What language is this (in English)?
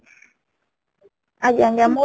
Odia